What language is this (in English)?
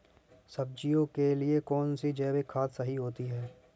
Hindi